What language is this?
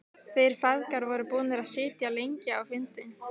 Icelandic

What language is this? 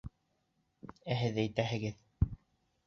Bashkir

